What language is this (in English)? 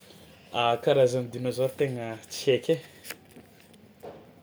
Tsimihety Malagasy